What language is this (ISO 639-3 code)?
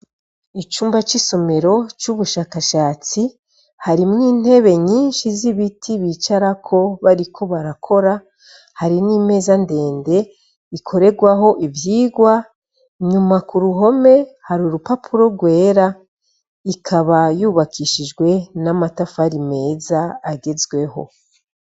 run